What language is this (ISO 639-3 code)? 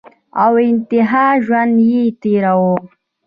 pus